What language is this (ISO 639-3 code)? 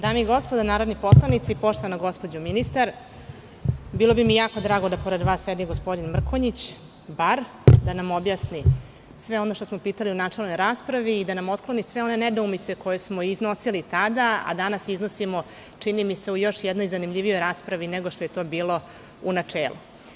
srp